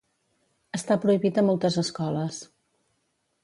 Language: Catalan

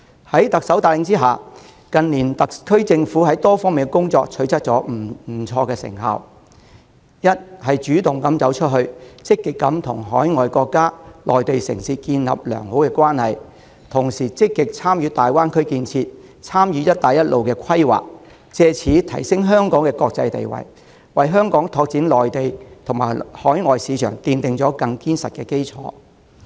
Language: Cantonese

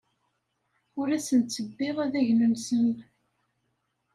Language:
Kabyle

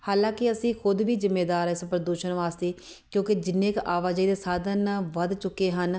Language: Punjabi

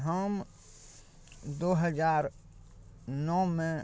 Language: Maithili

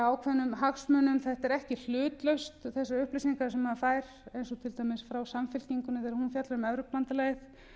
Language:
Icelandic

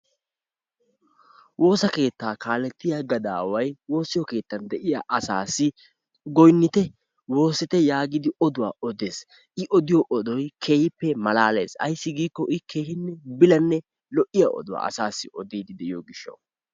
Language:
Wolaytta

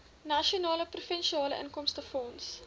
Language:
Afrikaans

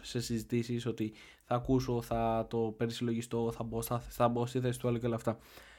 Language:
Greek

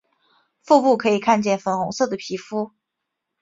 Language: Chinese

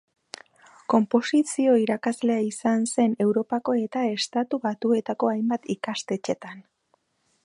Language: Basque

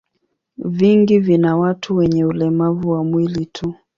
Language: Swahili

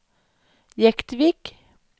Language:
Norwegian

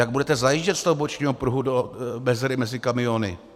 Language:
Czech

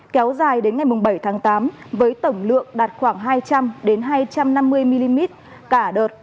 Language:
Vietnamese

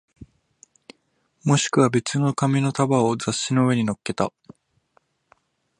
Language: Japanese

